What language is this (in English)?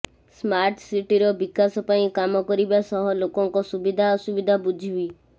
Odia